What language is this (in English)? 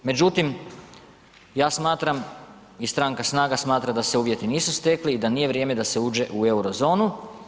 Croatian